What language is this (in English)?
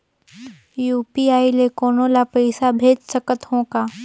Chhattisgarhi